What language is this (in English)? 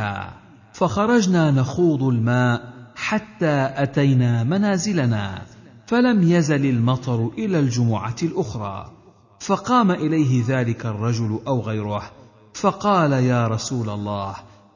Arabic